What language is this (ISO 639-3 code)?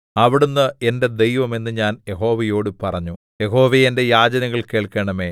mal